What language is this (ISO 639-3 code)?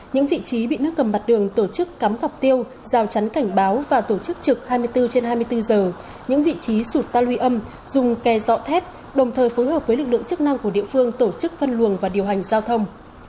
vie